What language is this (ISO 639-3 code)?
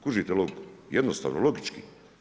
hrv